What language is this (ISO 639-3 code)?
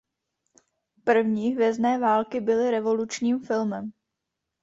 ces